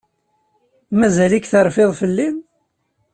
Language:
Kabyle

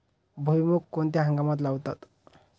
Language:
Marathi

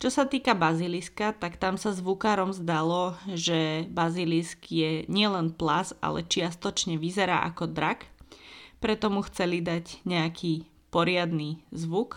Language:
Slovak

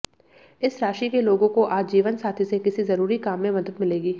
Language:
Hindi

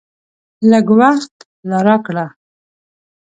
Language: Pashto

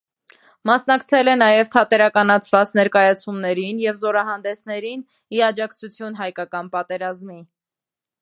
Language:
Armenian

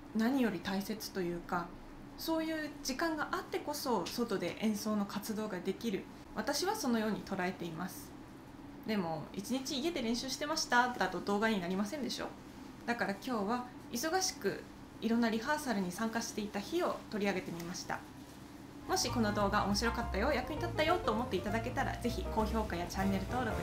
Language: Japanese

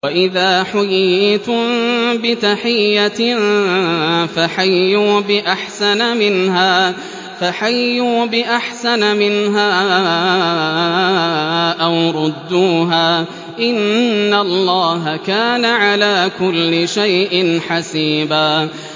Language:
Arabic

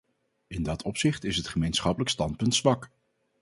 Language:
Dutch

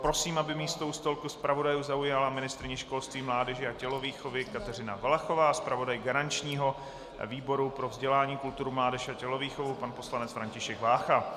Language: Czech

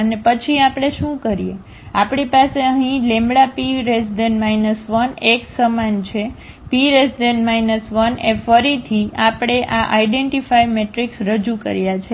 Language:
Gujarati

